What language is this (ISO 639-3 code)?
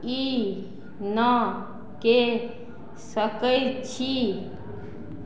mai